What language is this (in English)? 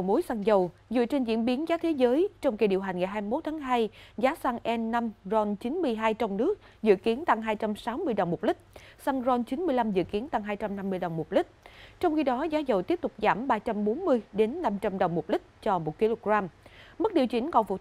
Vietnamese